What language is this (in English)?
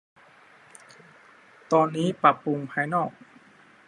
Thai